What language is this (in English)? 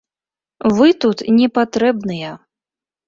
Belarusian